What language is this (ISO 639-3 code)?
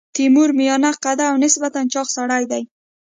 pus